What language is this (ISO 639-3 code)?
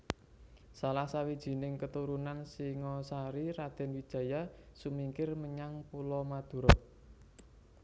jav